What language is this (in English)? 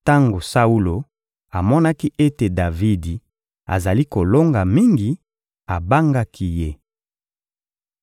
Lingala